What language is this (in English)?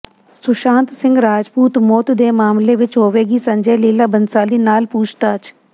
Punjabi